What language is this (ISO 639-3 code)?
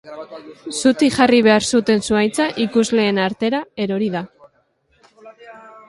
eus